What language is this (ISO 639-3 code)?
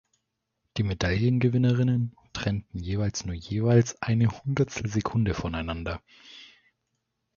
deu